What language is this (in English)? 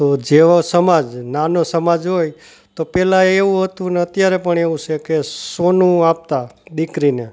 Gujarati